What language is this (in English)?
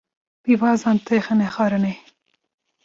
Kurdish